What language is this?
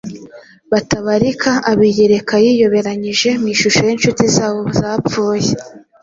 Kinyarwanda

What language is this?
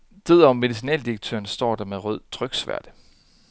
Danish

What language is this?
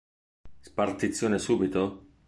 Italian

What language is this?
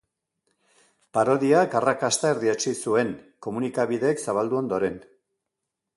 Basque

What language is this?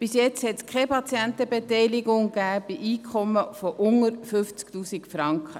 Swiss German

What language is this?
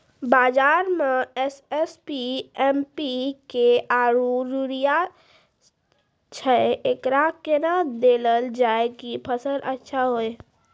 Maithili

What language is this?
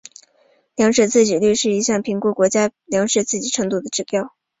Chinese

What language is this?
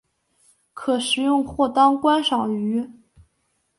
Chinese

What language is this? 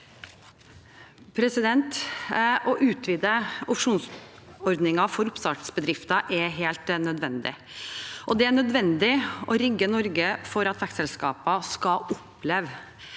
Norwegian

